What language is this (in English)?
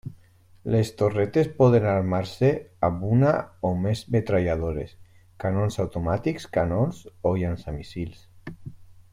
Catalan